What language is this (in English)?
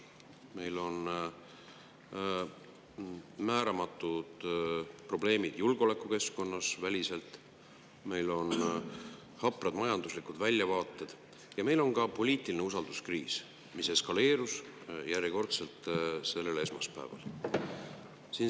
Estonian